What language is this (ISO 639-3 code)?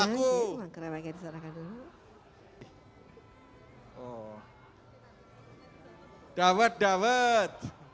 ind